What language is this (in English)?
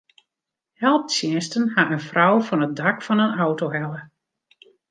Western Frisian